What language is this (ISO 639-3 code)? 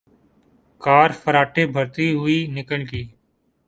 urd